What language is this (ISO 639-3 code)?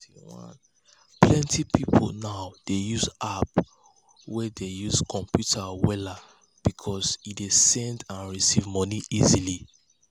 pcm